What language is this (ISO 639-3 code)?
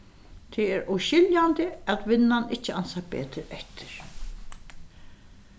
fao